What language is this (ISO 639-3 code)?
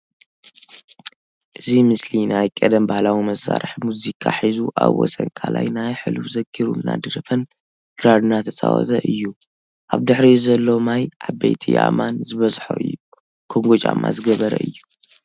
tir